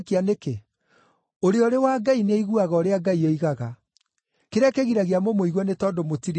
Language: Kikuyu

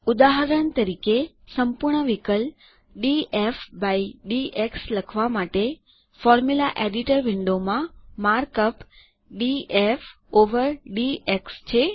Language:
Gujarati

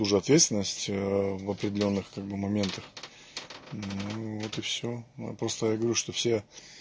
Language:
Russian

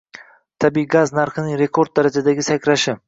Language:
Uzbek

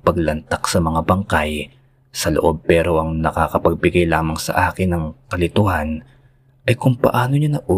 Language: Filipino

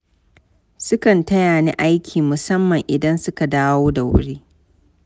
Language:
Hausa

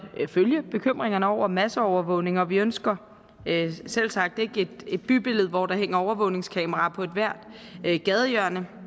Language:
Danish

